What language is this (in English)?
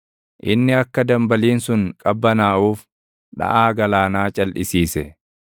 Oromo